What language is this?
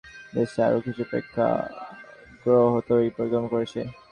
Bangla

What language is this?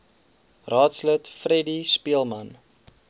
Afrikaans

